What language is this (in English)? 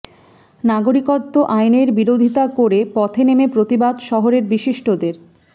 Bangla